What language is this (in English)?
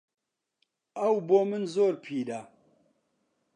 Central Kurdish